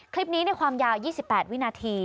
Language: Thai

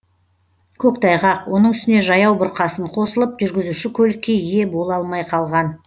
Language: Kazakh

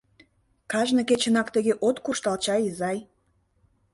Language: Mari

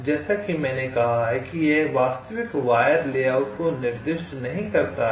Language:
Hindi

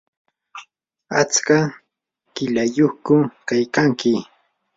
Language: Yanahuanca Pasco Quechua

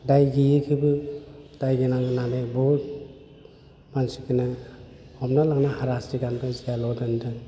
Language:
Bodo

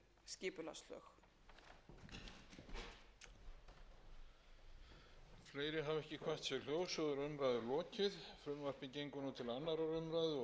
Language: Icelandic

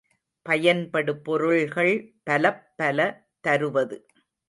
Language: Tamil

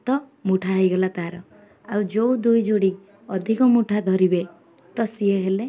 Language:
Odia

